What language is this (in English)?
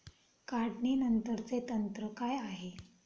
Marathi